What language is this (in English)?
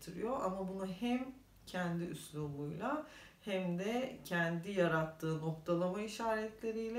Turkish